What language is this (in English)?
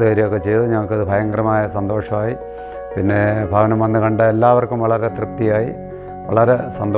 Arabic